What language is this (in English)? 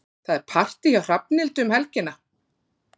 Icelandic